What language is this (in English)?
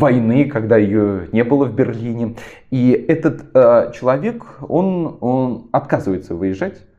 Russian